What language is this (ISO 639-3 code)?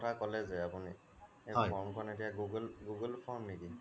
asm